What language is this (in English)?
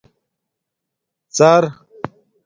Domaaki